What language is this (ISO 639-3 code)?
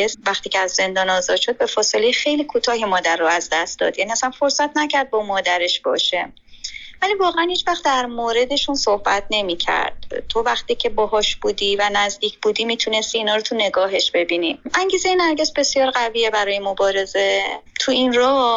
fas